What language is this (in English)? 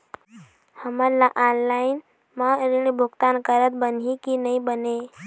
Chhattisgarhi